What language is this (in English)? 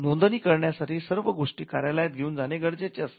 Marathi